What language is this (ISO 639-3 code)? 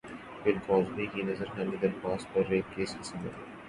urd